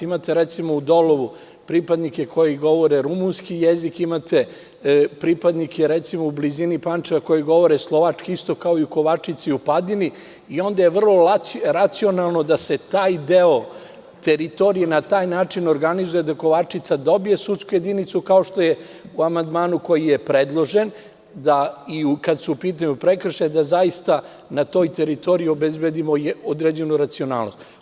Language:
Serbian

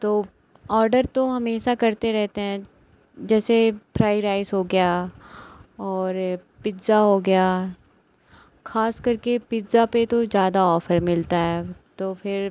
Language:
Hindi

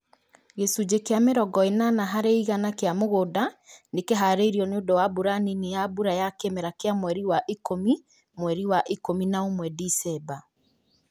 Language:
Kikuyu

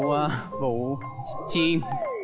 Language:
Vietnamese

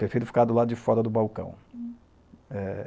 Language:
Portuguese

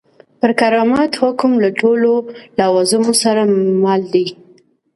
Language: Pashto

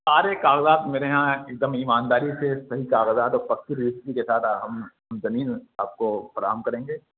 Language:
Urdu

